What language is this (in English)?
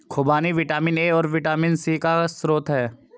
Hindi